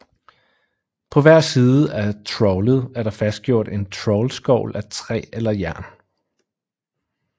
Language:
Danish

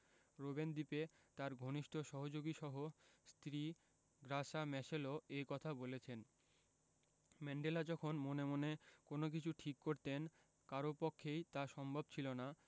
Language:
Bangla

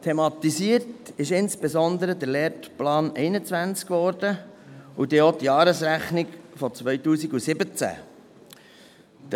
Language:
Swiss German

